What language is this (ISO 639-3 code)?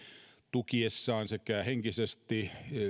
fin